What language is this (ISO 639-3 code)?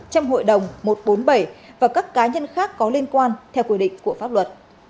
vie